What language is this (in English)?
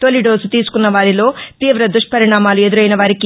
Telugu